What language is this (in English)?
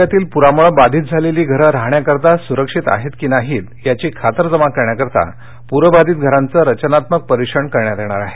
Marathi